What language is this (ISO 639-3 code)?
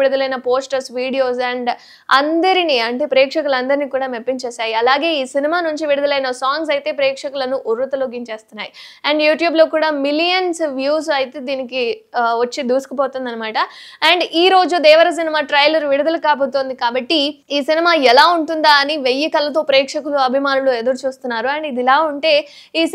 tel